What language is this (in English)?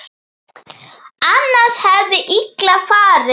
Icelandic